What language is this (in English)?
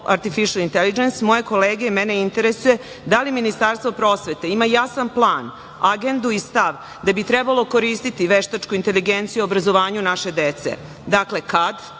Serbian